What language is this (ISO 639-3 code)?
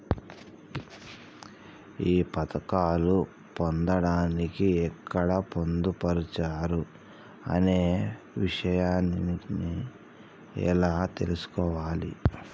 tel